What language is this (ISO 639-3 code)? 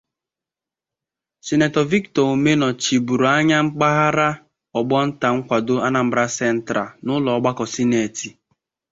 ibo